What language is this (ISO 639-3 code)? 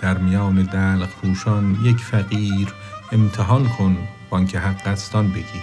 fas